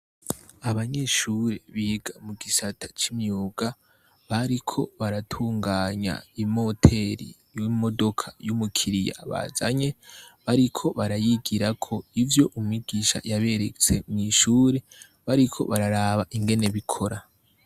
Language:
Rundi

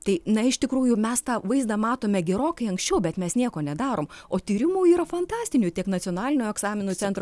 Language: Lithuanian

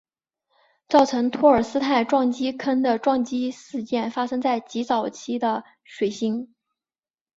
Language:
Chinese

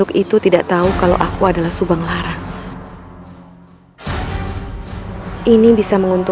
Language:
Indonesian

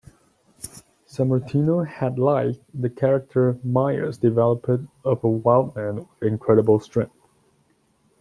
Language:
English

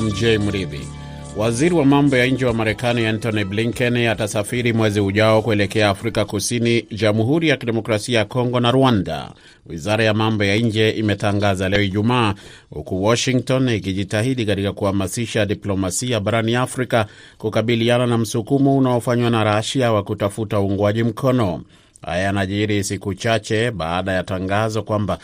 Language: Swahili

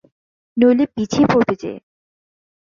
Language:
Bangla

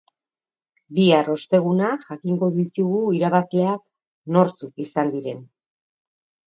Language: Basque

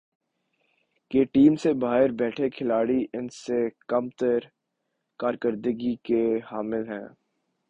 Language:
Urdu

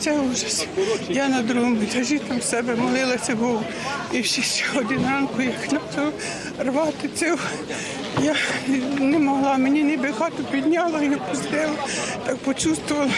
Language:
Ukrainian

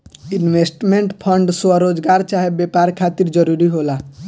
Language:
Bhojpuri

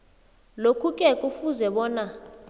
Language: South Ndebele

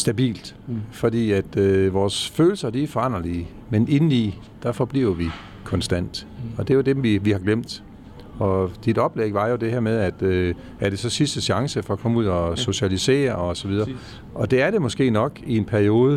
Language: Danish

